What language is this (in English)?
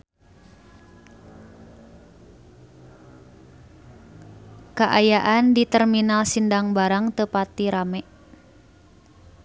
Sundanese